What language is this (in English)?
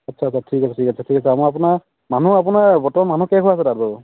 Assamese